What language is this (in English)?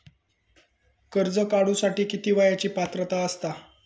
Marathi